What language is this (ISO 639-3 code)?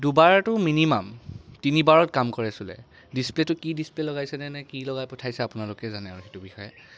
asm